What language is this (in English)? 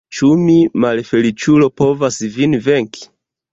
Esperanto